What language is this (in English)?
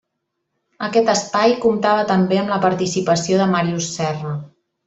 Catalan